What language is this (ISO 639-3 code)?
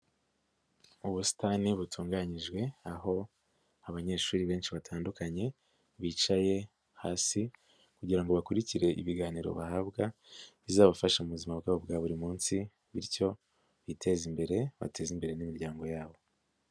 kin